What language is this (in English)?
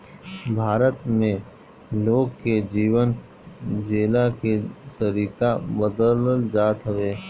Bhojpuri